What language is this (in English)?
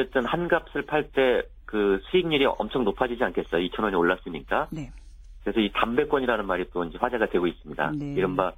Korean